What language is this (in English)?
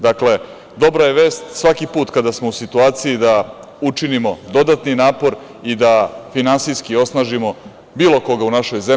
Serbian